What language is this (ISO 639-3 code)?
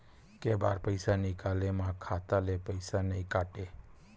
hne